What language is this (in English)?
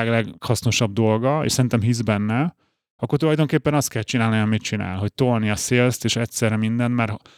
Hungarian